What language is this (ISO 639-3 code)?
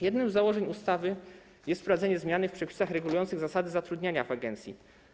pol